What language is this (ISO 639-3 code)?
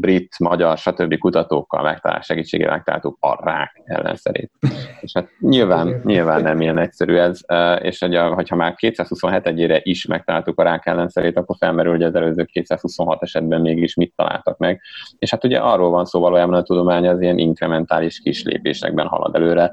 hun